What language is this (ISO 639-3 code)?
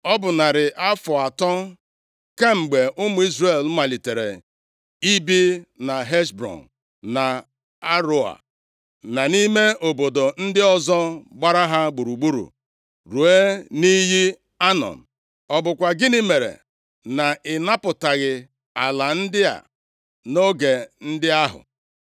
ibo